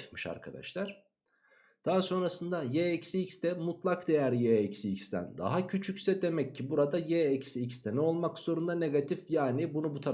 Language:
Turkish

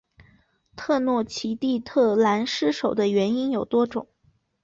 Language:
Chinese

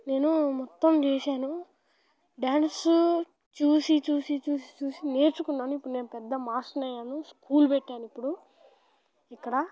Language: Telugu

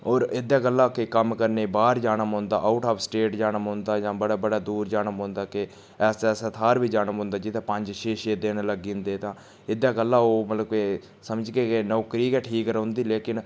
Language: Dogri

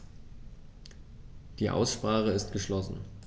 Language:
German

